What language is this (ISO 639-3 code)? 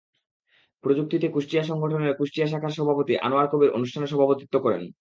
ben